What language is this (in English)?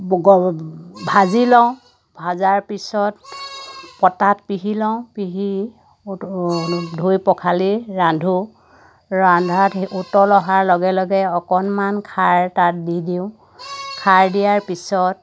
Assamese